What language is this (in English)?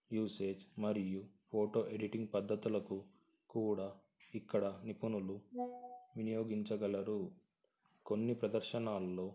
Telugu